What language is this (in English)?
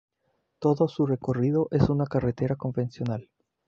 Spanish